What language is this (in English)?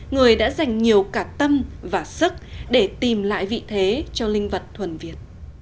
Vietnamese